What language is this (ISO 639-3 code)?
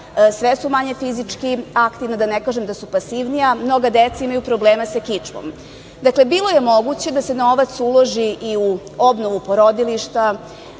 srp